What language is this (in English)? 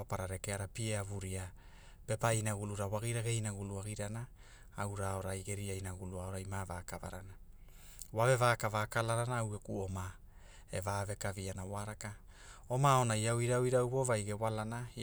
Hula